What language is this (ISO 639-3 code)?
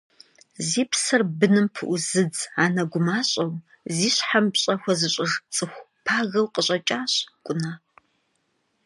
kbd